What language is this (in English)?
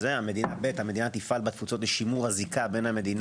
Hebrew